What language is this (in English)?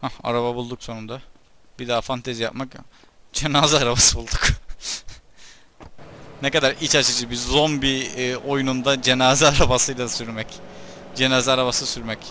Turkish